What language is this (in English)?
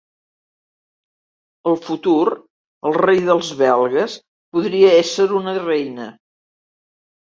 Catalan